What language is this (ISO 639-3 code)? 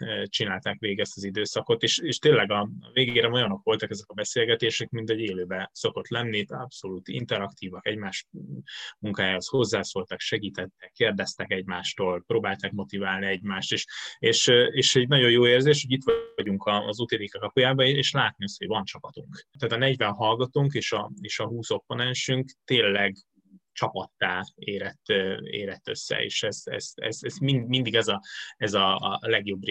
hun